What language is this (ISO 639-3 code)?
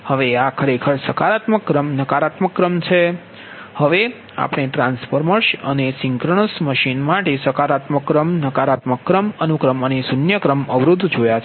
guj